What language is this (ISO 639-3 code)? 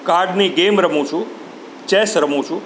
guj